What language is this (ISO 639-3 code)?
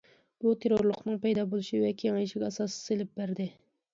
uig